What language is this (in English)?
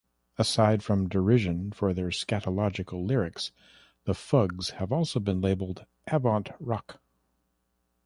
English